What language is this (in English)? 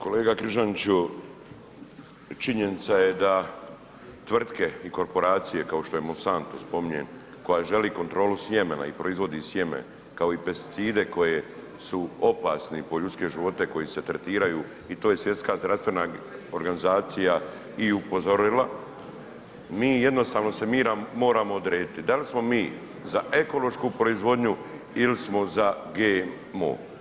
Croatian